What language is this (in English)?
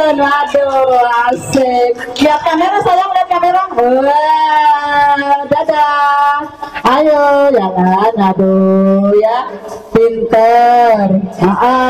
Indonesian